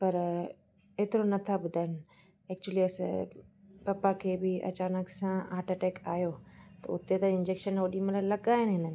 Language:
Sindhi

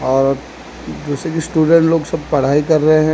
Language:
Hindi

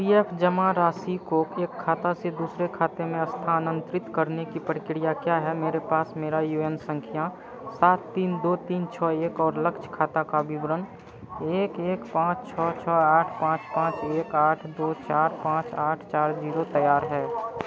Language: Hindi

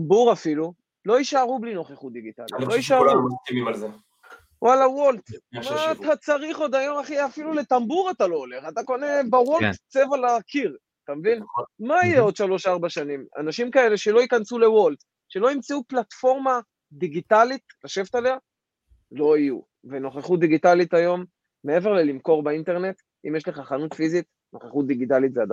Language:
Hebrew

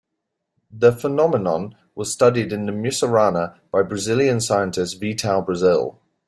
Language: English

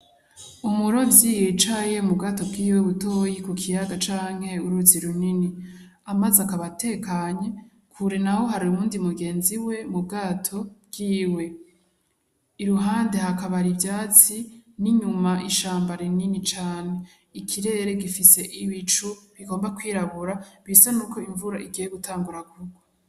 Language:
Rundi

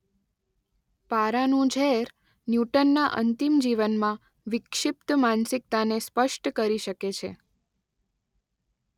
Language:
Gujarati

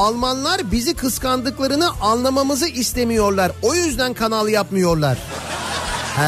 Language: Turkish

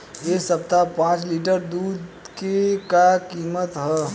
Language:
Bhojpuri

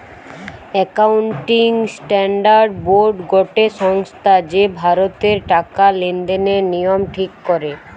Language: Bangla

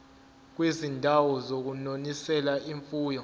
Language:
Zulu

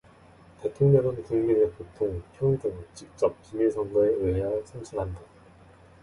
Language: Korean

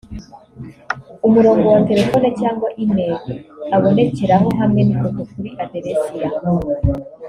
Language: Kinyarwanda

